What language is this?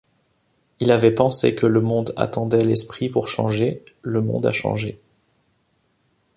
French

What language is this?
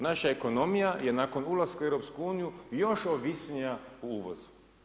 Croatian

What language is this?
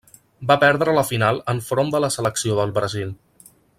Catalan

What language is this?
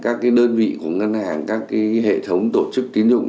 Vietnamese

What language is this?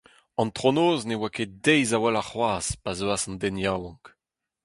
Breton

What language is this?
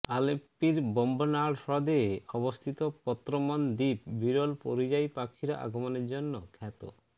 Bangla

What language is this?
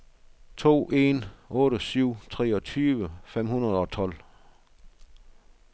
Danish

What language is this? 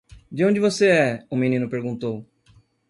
Portuguese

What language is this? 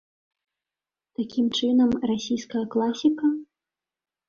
Belarusian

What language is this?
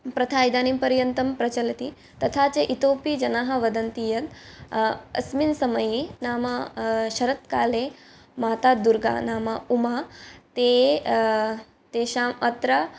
Sanskrit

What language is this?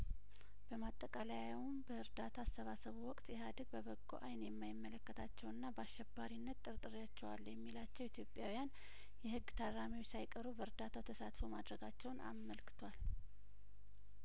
Amharic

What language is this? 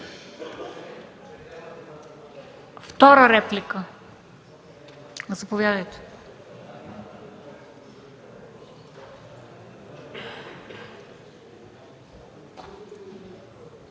Bulgarian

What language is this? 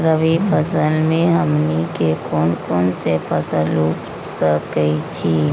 Magahi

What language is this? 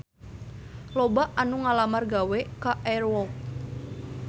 Sundanese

